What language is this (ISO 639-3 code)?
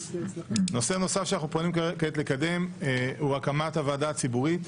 heb